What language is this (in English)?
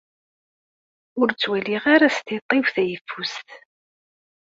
Kabyle